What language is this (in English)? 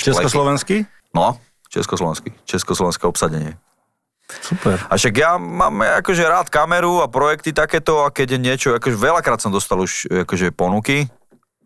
Slovak